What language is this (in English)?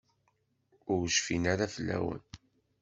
Kabyle